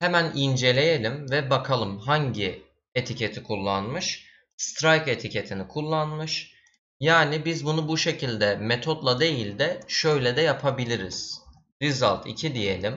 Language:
Turkish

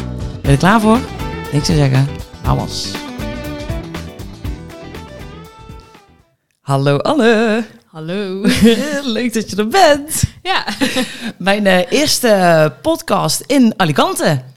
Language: Dutch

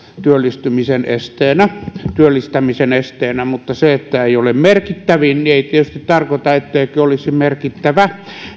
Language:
Finnish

